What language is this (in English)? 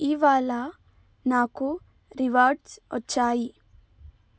Telugu